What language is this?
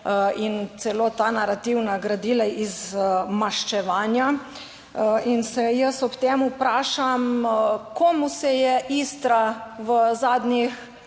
Slovenian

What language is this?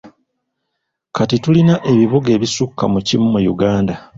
Ganda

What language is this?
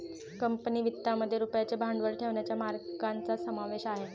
Marathi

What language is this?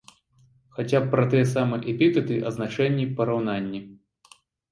Belarusian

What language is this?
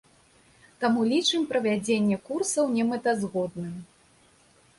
Belarusian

